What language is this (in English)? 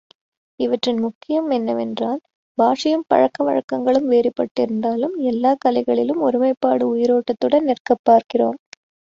Tamil